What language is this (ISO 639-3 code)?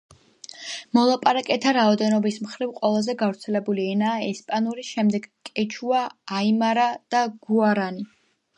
kat